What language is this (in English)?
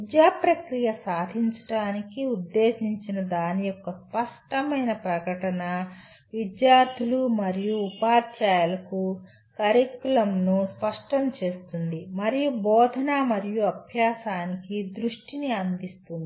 Telugu